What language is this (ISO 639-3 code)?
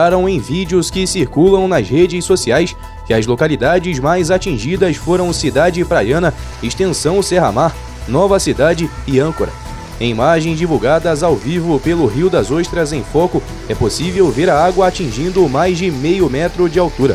por